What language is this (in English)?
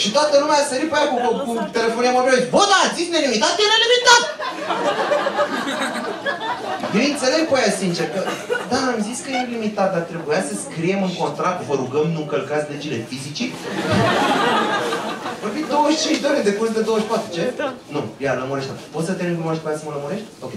Romanian